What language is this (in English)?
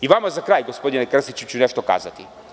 Serbian